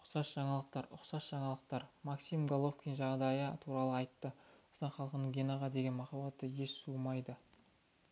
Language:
Kazakh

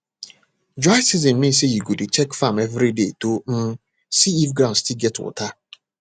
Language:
Nigerian Pidgin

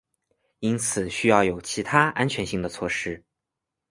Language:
Chinese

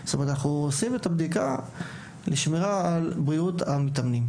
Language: Hebrew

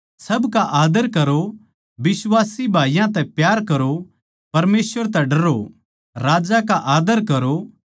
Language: Haryanvi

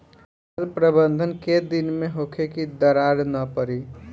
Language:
Bhojpuri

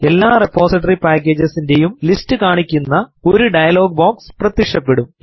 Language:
Malayalam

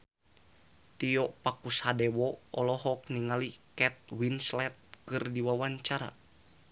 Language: Sundanese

